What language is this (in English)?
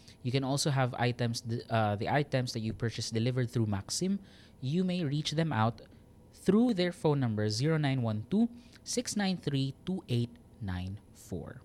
Filipino